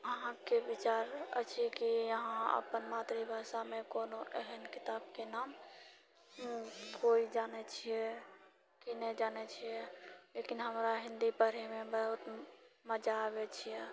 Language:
Maithili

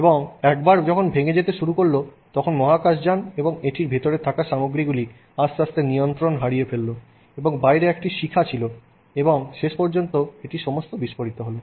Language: Bangla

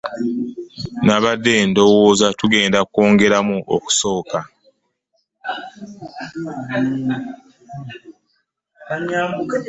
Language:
Ganda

